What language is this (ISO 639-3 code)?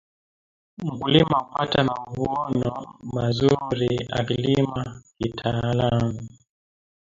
swa